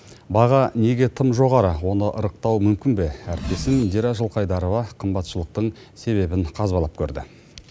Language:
Kazakh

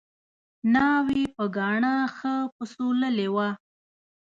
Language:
Pashto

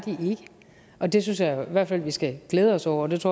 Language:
Danish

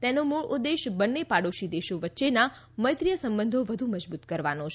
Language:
Gujarati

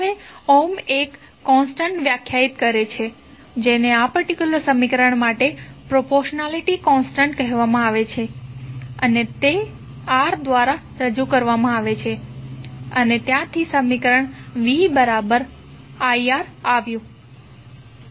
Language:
Gujarati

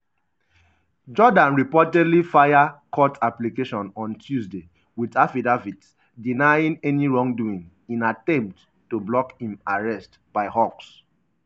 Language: Nigerian Pidgin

